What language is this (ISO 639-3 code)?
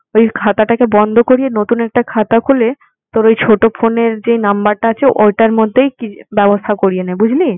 ben